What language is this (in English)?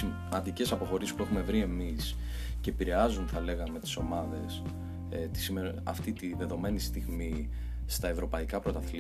Greek